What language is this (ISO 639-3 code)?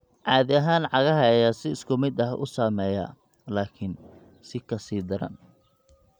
som